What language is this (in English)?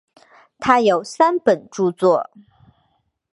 Chinese